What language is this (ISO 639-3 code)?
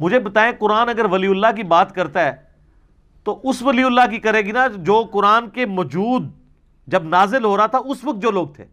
urd